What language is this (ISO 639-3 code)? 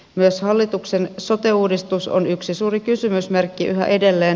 fin